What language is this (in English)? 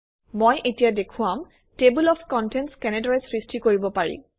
Assamese